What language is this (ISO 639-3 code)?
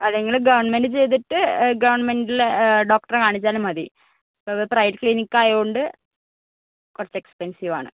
mal